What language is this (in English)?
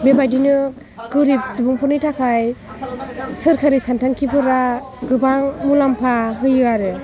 Bodo